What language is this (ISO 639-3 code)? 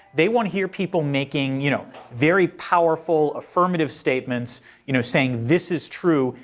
eng